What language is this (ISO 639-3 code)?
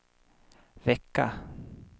swe